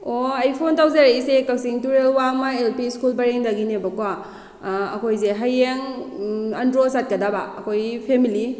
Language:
Manipuri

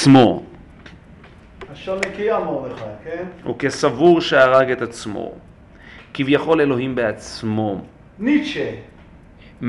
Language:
Hebrew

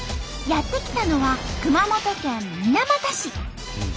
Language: Japanese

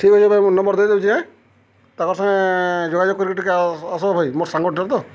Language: Odia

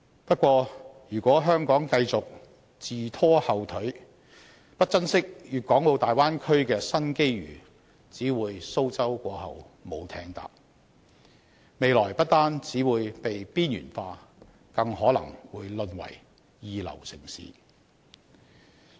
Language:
Cantonese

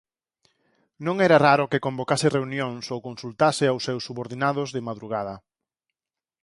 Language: Galician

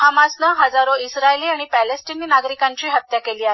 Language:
Marathi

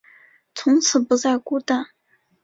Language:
Chinese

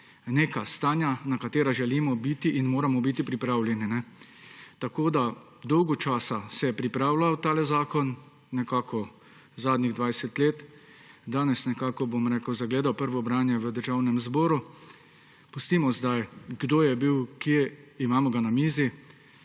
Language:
Slovenian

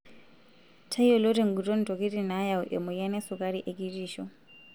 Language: Masai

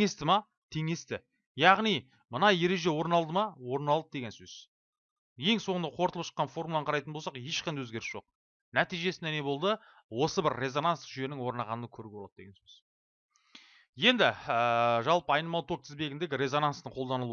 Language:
Turkish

